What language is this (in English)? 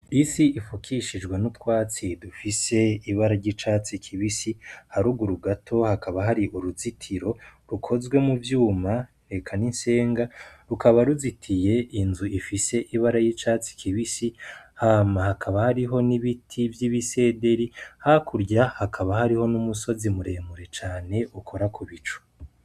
Rundi